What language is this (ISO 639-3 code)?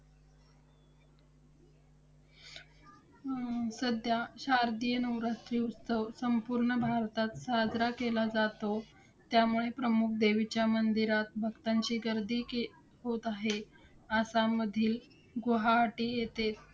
mar